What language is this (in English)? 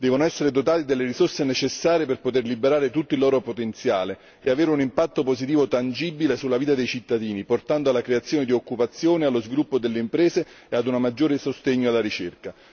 Italian